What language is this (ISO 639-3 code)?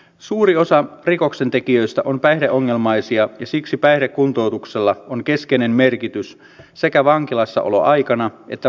fin